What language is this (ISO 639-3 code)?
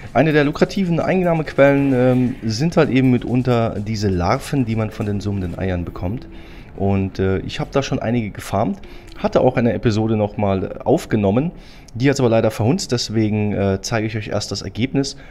deu